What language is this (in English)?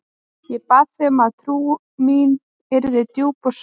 Icelandic